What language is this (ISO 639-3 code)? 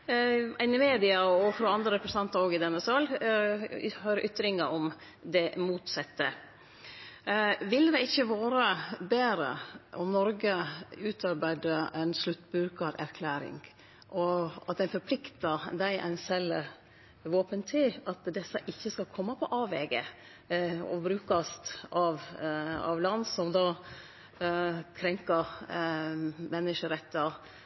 nno